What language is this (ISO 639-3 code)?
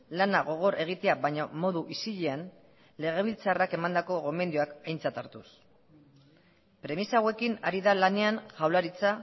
eus